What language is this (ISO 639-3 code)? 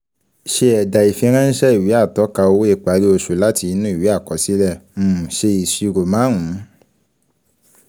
yor